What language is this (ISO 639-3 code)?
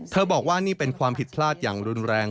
tha